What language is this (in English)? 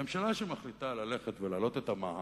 Hebrew